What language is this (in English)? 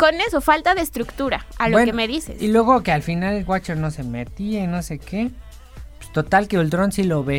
Spanish